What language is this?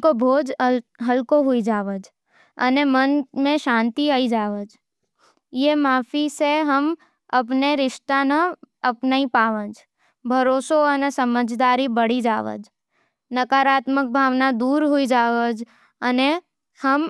Nimadi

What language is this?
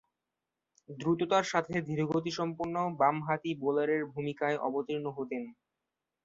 Bangla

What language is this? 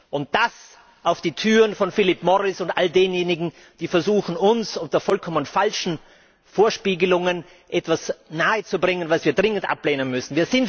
German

